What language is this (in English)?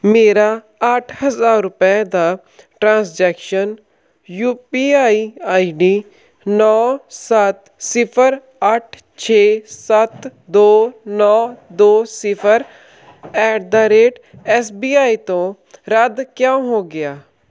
Punjabi